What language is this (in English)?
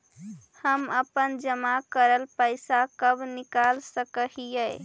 Magahi